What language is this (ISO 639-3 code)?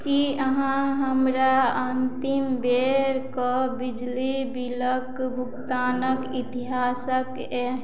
mai